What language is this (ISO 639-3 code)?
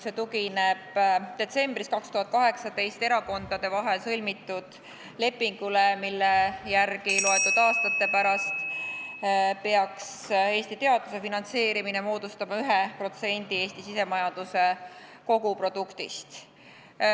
est